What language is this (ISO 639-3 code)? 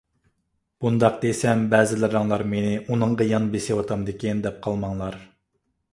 uig